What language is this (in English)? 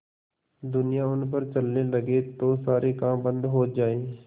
Hindi